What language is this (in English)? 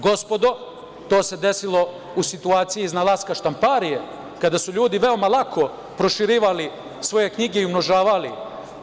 Serbian